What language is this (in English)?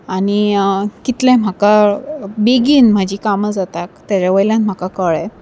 Konkani